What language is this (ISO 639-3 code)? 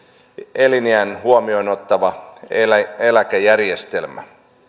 fin